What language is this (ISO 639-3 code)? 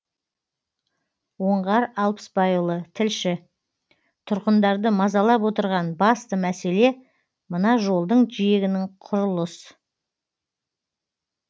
kaz